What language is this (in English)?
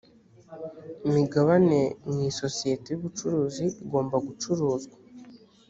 Kinyarwanda